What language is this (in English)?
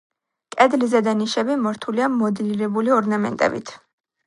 Georgian